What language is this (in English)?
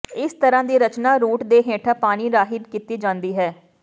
Punjabi